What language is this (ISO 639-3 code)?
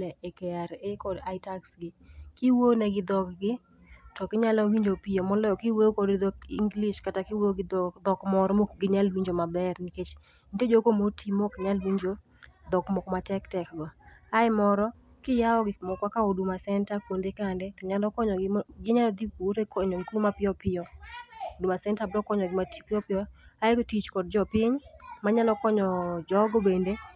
luo